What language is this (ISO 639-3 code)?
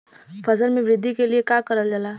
bho